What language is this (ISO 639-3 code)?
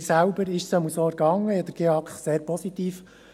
gsw